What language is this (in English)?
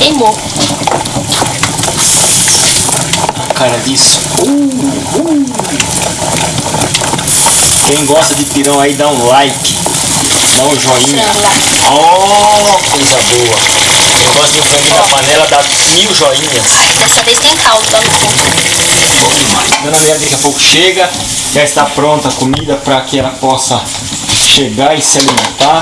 Portuguese